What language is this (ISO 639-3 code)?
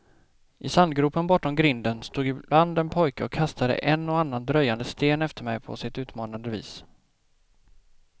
swe